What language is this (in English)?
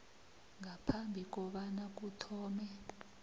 South Ndebele